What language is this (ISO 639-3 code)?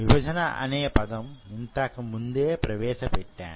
tel